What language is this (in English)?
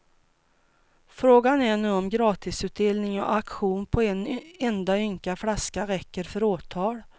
Swedish